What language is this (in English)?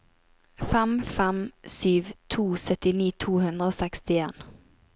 Norwegian